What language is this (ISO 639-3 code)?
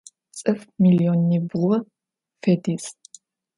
ady